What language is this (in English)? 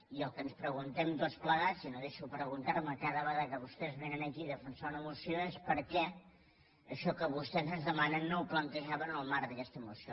Catalan